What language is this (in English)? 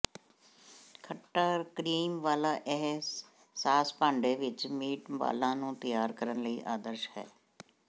Punjabi